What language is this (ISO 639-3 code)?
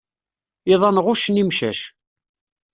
kab